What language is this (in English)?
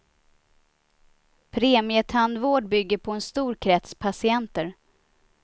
Swedish